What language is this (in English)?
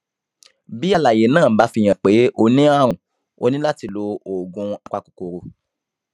Yoruba